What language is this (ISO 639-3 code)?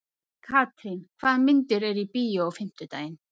isl